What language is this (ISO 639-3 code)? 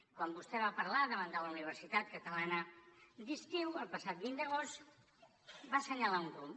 cat